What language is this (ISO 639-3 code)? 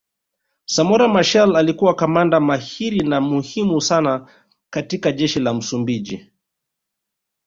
swa